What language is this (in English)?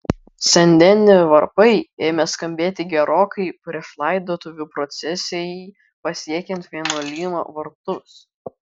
Lithuanian